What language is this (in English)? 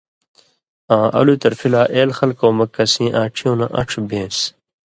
Indus Kohistani